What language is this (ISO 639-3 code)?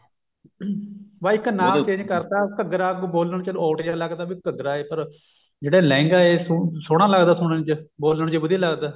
pan